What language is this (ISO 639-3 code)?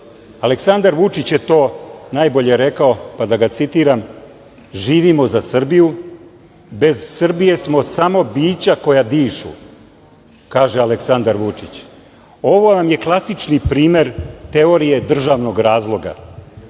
srp